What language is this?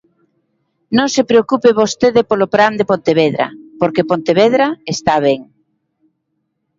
Galician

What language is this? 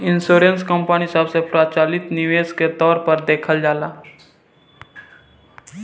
Bhojpuri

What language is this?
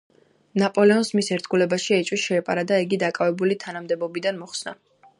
Georgian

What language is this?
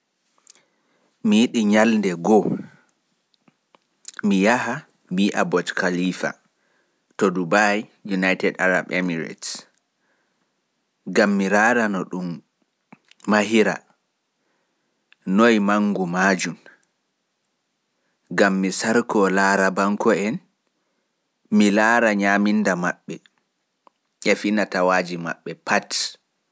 Pular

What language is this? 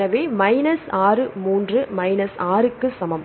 Tamil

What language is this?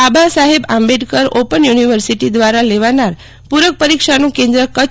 Gujarati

